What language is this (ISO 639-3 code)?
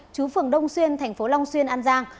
vie